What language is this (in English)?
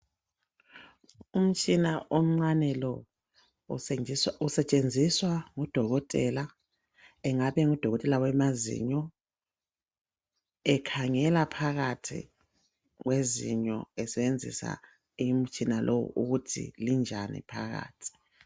North Ndebele